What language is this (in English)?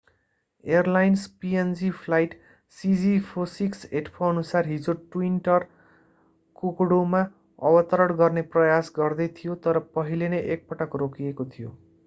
Nepali